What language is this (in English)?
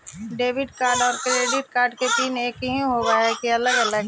Magahi